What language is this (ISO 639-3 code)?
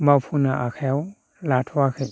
brx